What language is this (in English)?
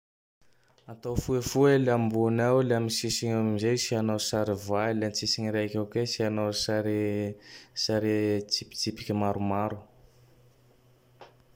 Tandroy-Mahafaly Malagasy